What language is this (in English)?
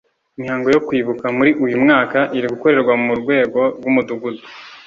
Kinyarwanda